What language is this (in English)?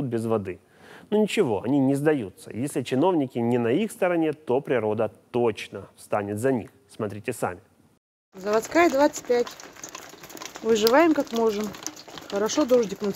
Russian